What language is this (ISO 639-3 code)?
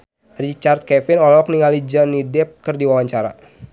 sun